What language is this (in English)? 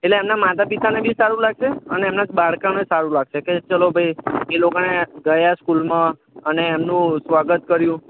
Gujarati